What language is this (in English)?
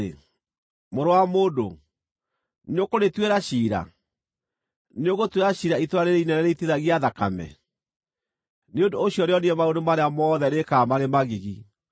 Kikuyu